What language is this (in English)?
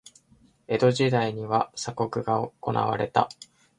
Japanese